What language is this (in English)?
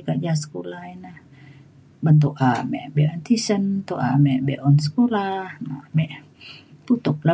Mainstream Kenyah